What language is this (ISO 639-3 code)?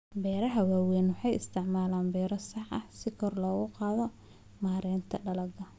som